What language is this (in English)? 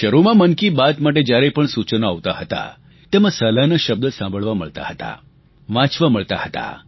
Gujarati